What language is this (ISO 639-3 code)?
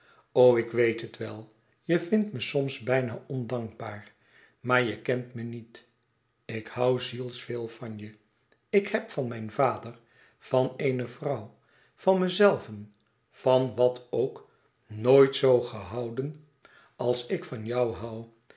nld